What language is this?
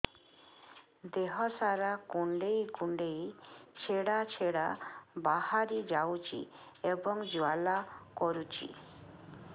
Odia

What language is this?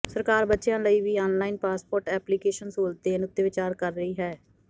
Punjabi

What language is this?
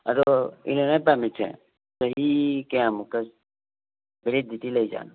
Manipuri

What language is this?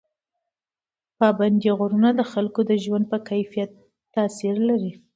Pashto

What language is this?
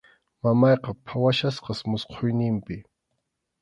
Arequipa-La Unión Quechua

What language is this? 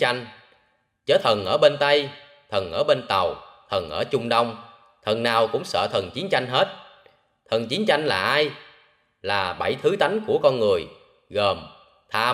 Vietnamese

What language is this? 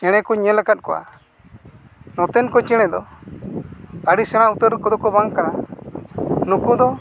Santali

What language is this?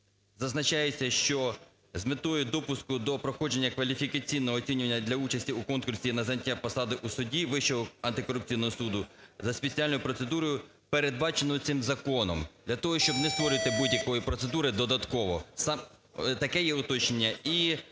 Ukrainian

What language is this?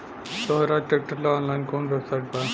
Bhojpuri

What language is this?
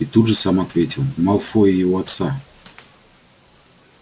Russian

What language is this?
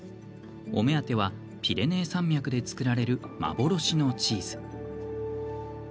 Japanese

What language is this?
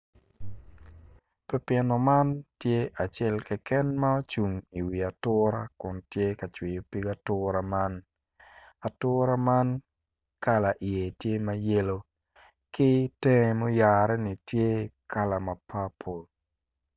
Acoli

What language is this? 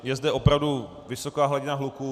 Czech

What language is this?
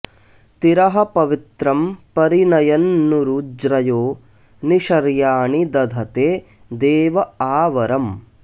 Sanskrit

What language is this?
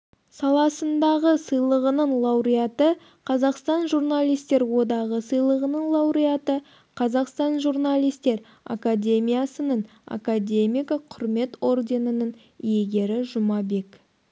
Kazakh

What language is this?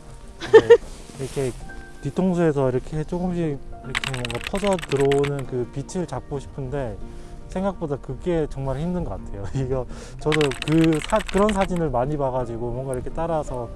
Korean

